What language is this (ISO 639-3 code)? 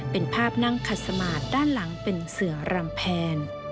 tha